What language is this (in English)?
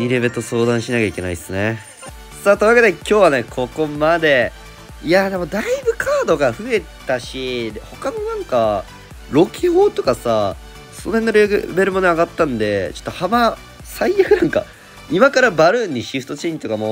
Japanese